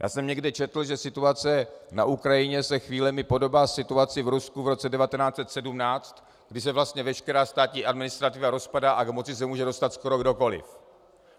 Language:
Czech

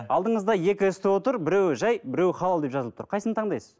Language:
Kazakh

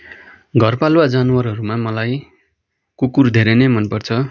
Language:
Nepali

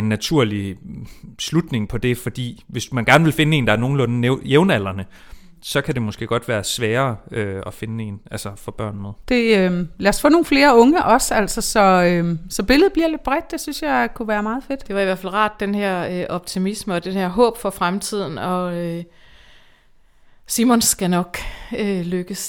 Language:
Danish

